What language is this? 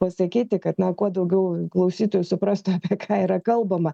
Lithuanian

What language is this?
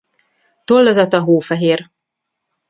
Hungarian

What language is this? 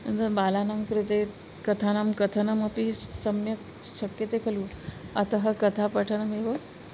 Sanskrit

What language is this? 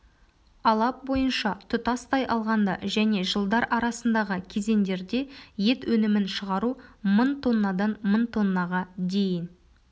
Kazakh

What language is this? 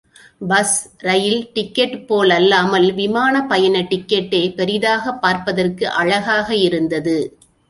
Tamil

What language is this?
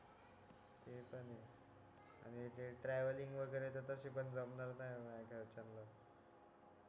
Marathi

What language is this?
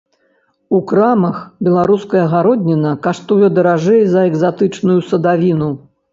Belarusian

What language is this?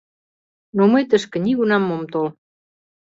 Mari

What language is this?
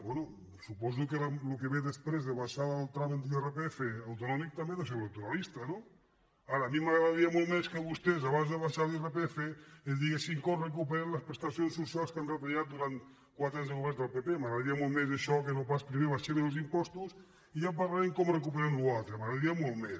Catalan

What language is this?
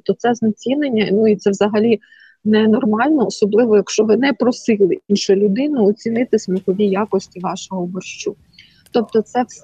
Ukrainian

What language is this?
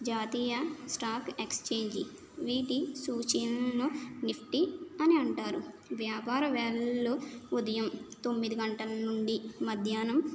Telugu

